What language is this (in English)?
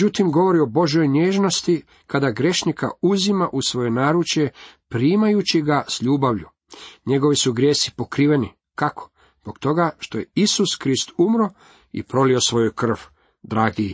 Croatian